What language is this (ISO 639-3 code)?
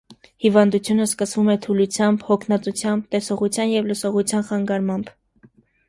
hye